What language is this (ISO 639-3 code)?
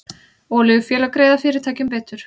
isl